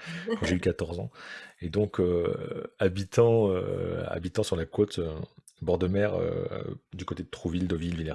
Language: French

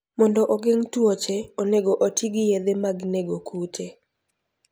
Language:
Luo (Kenya and Tanzania)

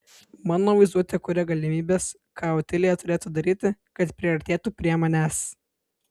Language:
Lithuanian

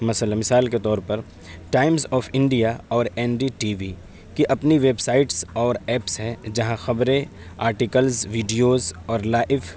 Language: Urdu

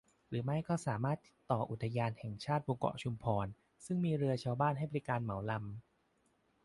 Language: Thai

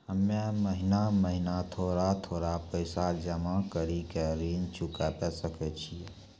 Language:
Maithili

